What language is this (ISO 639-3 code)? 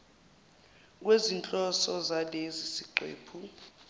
zul